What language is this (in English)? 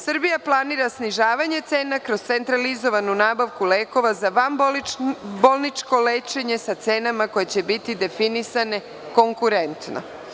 Serbian